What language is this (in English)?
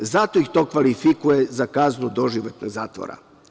Serbian